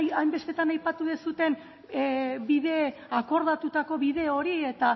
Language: Basque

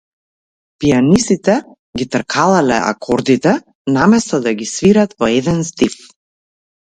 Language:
Macedonian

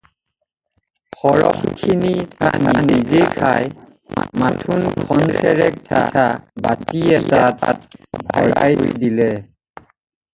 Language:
Assamese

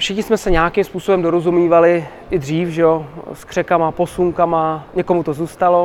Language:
Czech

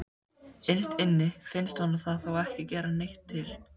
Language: Icelandic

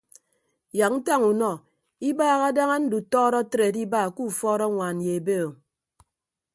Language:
Ibibio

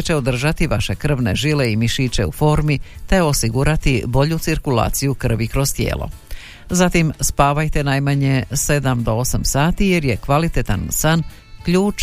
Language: Croatian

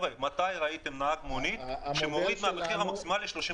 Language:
Hebrew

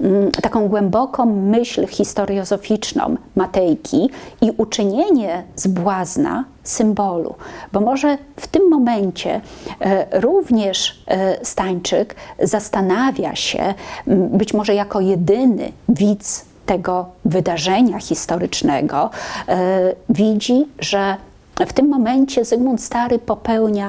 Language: Polish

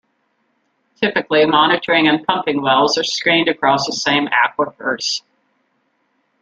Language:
English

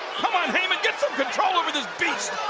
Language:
English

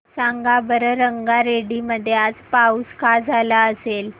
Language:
Marathi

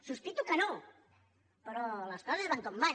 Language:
Catalan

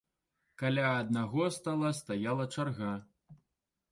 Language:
Belarusian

